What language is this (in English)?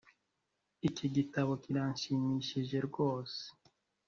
Kinyarwanda